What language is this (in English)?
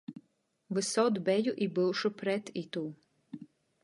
Latgalian